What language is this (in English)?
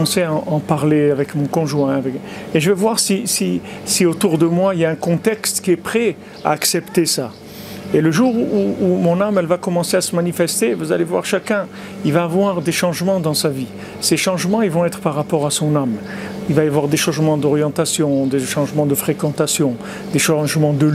French